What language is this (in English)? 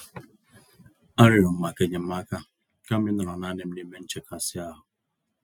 Igbo